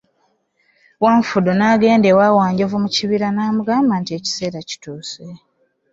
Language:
Ganda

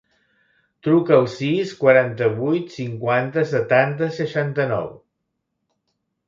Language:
Catalan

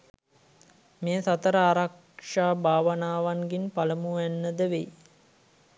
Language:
Sinhala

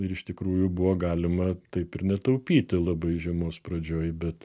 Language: Lithuanian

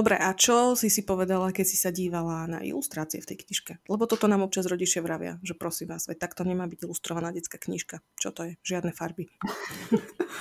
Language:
Slovak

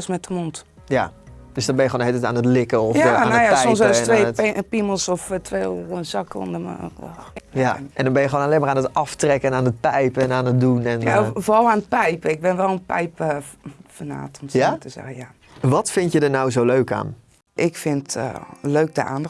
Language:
Dutch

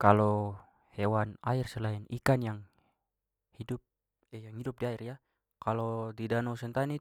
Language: Papuan Malay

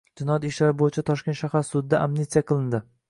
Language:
Uzbek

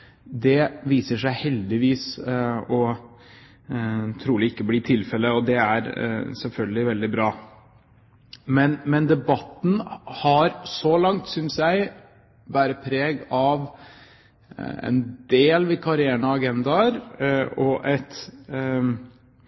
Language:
Norwegian Bokmål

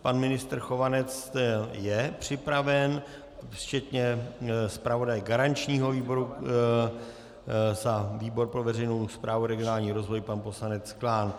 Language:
Czech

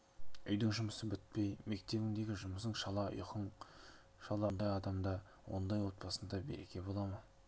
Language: Kazakh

